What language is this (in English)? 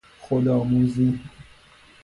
Persian